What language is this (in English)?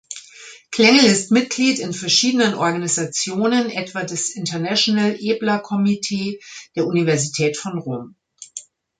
German